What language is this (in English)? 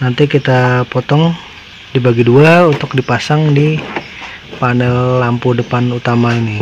Indonesian